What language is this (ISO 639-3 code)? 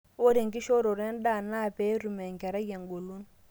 mas